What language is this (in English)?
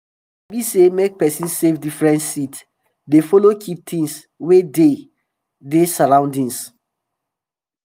Nigerian Pidgin